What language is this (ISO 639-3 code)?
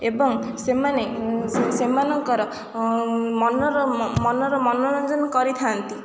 ori